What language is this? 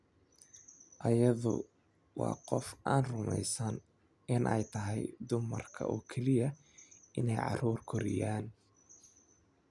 Somali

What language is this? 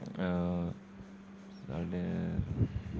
Dogri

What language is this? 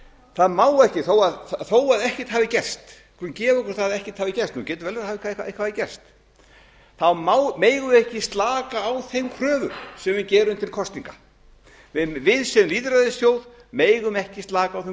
Icelandic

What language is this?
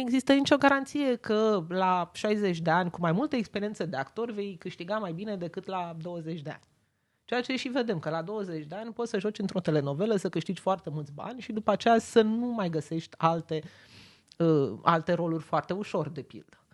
Romanian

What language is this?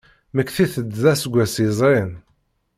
Kabyle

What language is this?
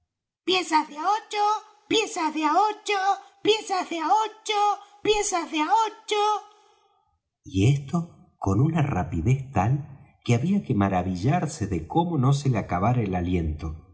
Spanish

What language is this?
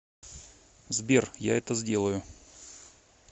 Russian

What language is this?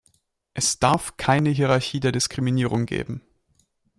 German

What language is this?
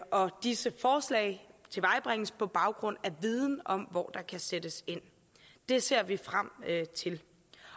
Danish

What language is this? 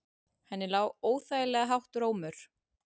Icelandic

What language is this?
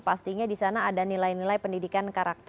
Indonesian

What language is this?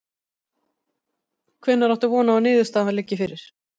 Icelandic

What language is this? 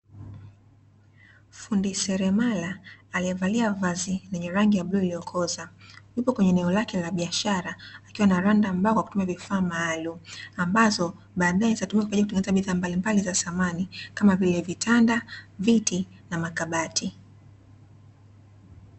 Swahili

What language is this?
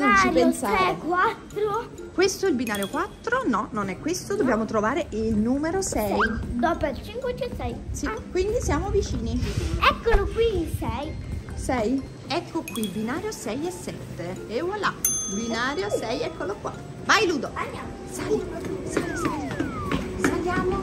Italian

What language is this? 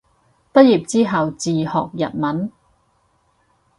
Cantonese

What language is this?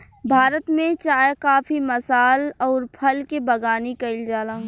Bhojpuri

